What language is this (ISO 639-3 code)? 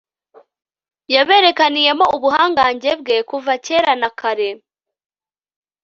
kin